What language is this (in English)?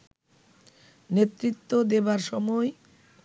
Bangla